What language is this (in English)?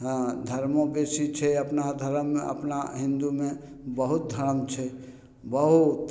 Maithili